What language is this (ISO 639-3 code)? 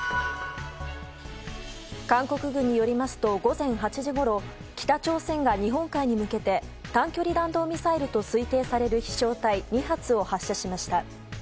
jpn